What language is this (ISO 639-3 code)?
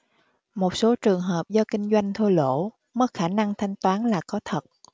vie